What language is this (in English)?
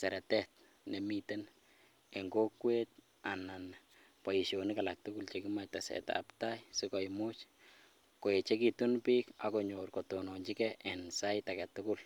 Kalenjin